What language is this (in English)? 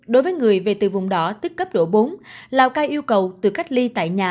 Vietnamese